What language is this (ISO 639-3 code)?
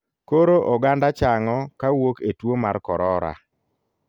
luo